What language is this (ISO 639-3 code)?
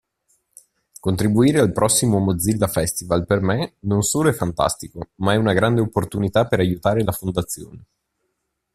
ita